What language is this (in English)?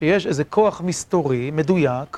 Hebrew